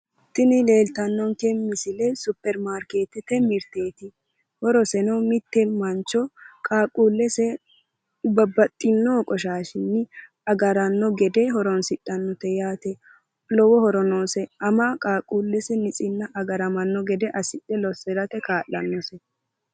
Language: Sidamo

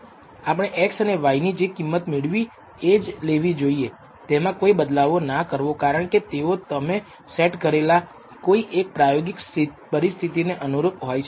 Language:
Gujarati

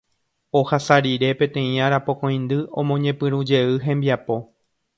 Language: Guarani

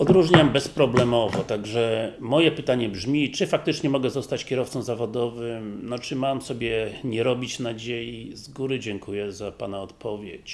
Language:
Polish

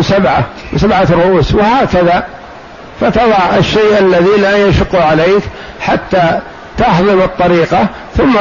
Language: Arabic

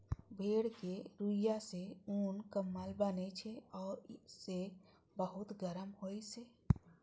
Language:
Maithili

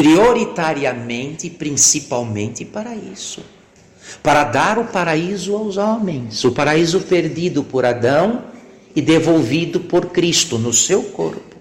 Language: Portuguese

